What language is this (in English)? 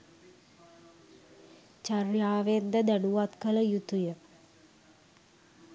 Sinhala